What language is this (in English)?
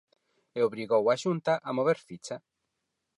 Galician